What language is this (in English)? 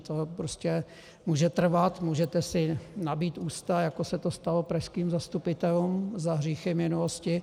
Czech